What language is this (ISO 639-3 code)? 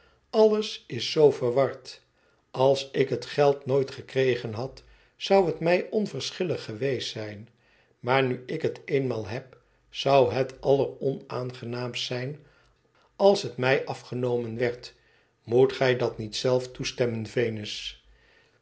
nld